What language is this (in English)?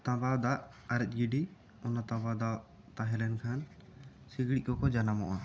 Santali